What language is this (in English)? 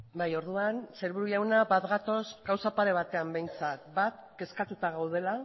Basque